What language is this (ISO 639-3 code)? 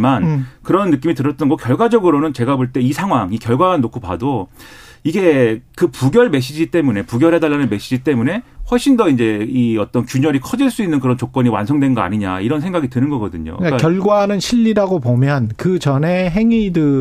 kor